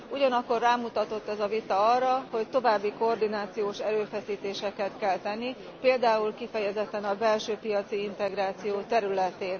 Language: Hungarian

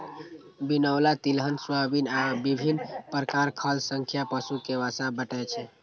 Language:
Maithili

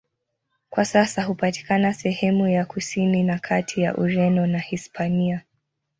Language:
Swahili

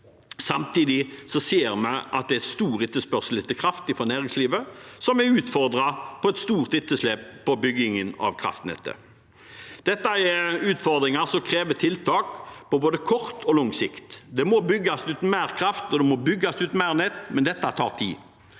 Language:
Norwegian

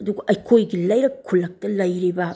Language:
Manipuri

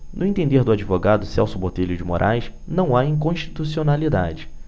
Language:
Portuguese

